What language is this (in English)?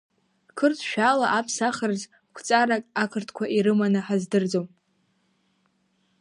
Abkhazian